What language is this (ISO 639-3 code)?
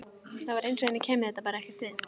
isl